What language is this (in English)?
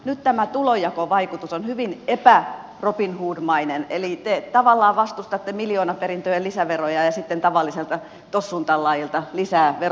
Finnish